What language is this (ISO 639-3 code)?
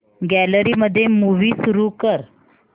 mar